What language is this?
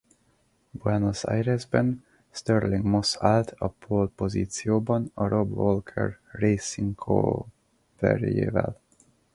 Hungarian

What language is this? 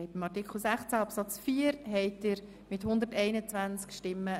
Swiss German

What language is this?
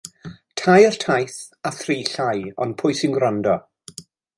Welsh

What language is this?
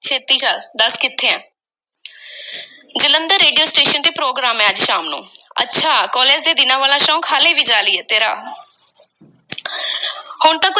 Punjabi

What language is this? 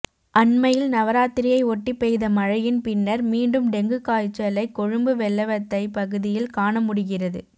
Tamil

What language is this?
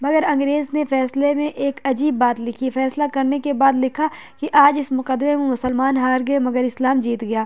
Urdu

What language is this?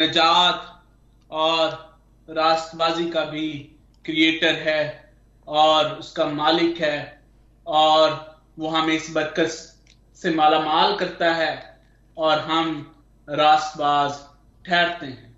Hindi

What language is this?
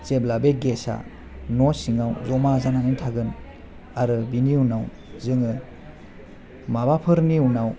Bodo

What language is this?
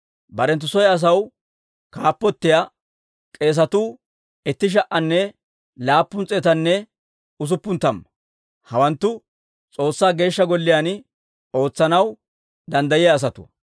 Dawro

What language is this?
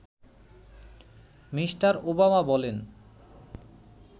Bangla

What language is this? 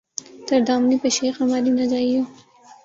Urdu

